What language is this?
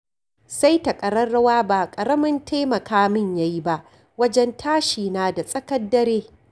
Hausa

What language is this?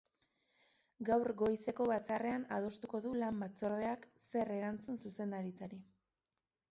Basque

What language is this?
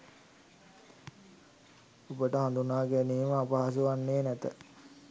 Sinhala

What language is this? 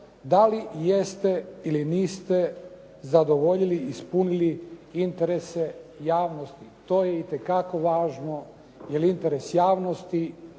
Croatian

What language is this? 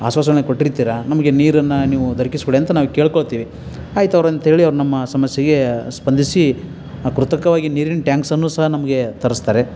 Kannada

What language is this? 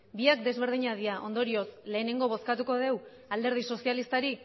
Basque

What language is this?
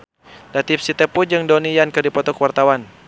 Sundanese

